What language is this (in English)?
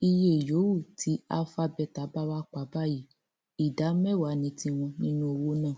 Yoruba